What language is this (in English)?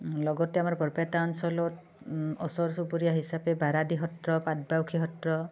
Assamese